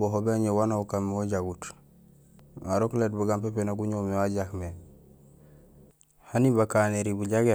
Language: Gusilay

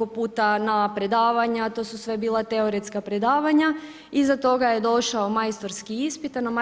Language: Croatian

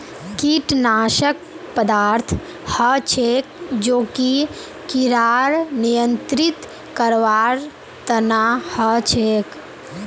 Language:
Magahi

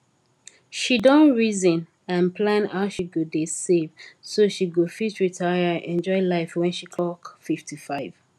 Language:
Nigerian Pidgin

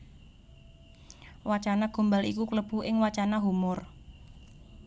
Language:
Javanese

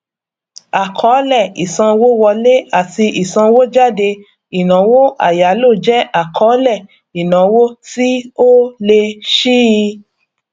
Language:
Yoruba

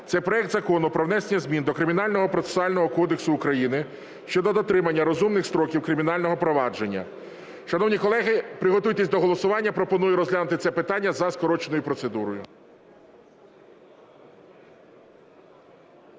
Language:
Ukrainian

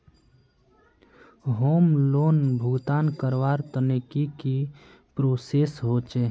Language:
Magahi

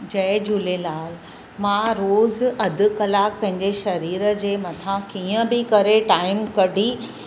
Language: Sindhi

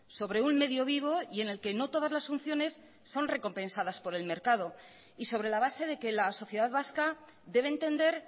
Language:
Spanish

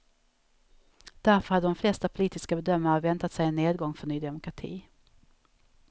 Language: Swedish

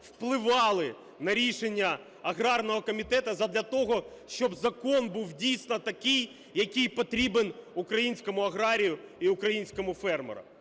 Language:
Ukrainian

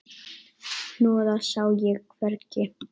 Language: Icelandic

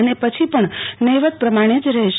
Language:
Gujarati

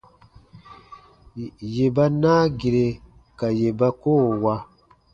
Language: Baatonum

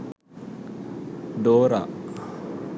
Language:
Sinhala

